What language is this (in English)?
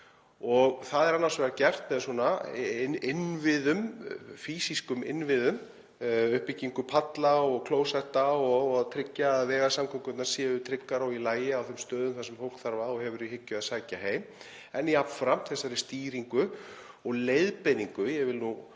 Icelandic